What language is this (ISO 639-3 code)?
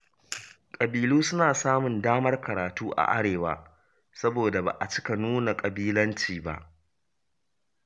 hau